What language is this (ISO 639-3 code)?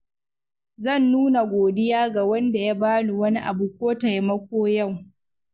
hau